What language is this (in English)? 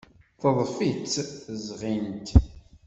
Kabyle